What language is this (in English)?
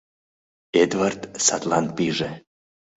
Mari